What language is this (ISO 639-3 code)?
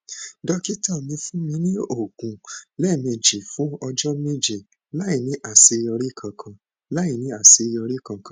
yor